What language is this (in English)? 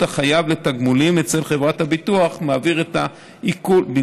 Hebrew